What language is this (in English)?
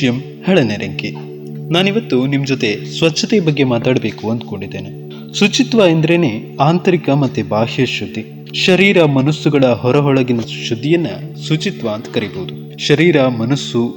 Kannada